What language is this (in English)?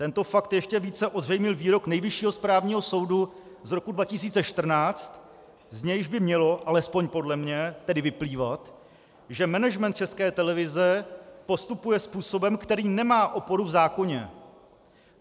Czech